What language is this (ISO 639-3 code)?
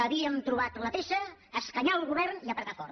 cat